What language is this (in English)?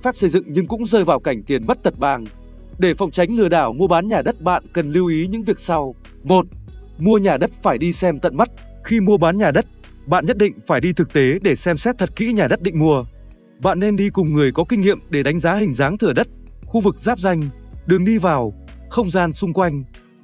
Vietnamese